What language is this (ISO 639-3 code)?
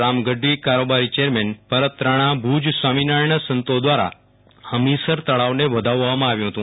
guj